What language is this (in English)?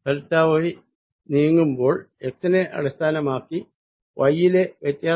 Malayalam